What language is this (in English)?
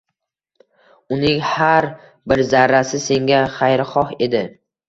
Uzbek